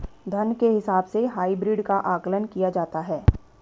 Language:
Hindi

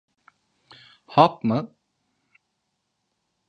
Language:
Turkish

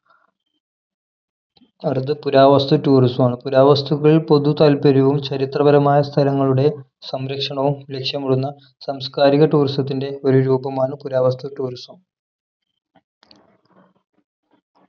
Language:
Malayalam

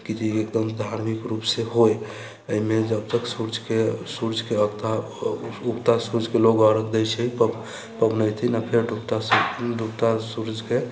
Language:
Maithili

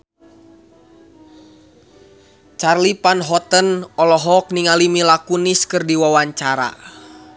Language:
Sundanese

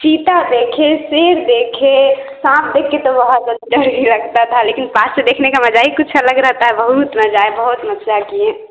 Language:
Hindi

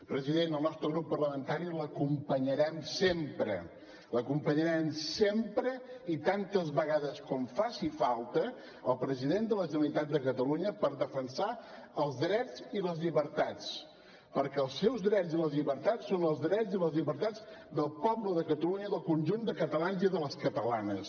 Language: Catalan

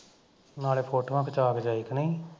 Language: Punjabi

